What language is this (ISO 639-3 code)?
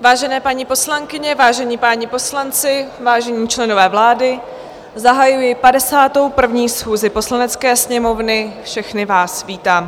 ces